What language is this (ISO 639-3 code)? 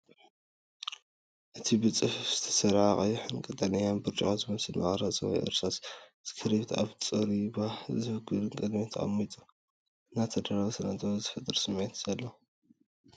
tir